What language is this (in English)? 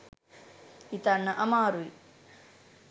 Sinhala